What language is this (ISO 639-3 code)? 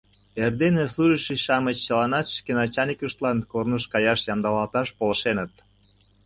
chm